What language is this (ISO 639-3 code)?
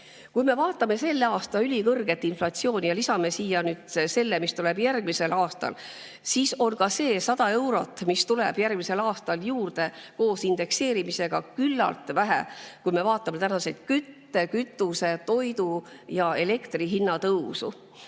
est